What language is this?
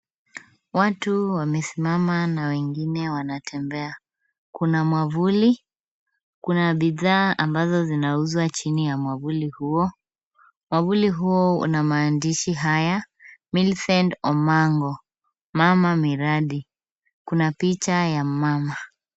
Swahili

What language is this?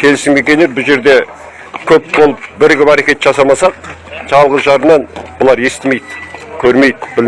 Turkish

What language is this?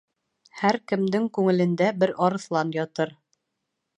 Bashkir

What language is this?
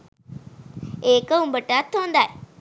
Sinhala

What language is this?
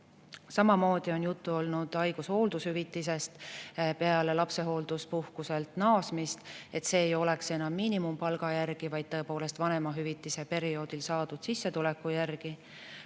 Estonian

